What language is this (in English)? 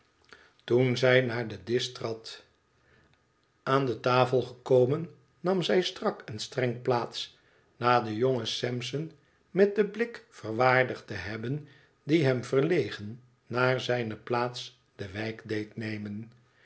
Dutch